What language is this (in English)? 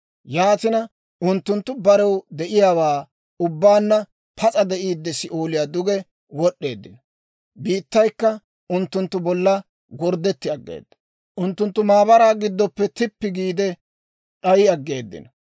Dawro